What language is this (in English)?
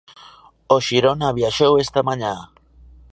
Galician